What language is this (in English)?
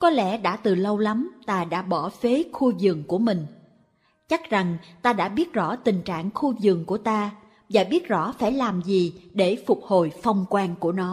Vietnamese